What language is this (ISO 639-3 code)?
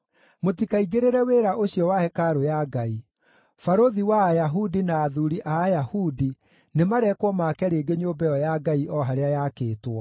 kik